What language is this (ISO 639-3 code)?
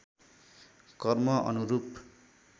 nep